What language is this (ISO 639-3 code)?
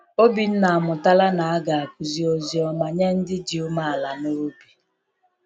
ibo